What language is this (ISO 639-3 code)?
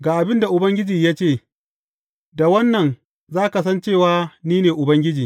hau